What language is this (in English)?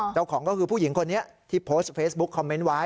Thai